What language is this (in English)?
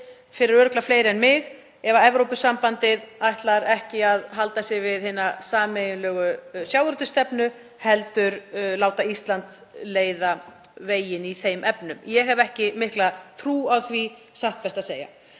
Icelandic